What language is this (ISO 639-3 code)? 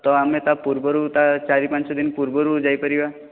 ori